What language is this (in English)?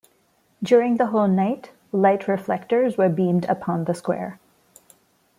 English